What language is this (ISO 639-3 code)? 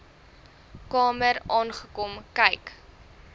afr